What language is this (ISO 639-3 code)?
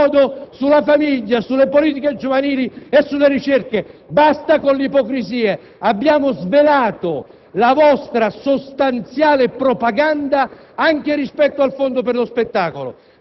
ita